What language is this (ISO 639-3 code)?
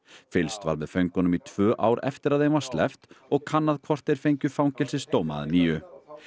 isl